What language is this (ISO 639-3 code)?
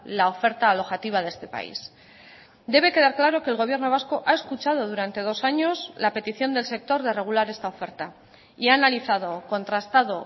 spa